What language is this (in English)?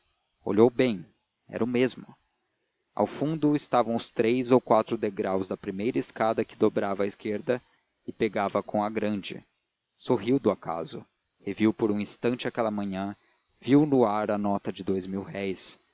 Portuguese